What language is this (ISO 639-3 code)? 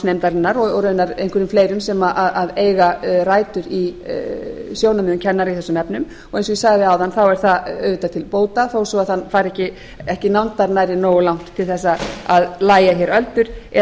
isl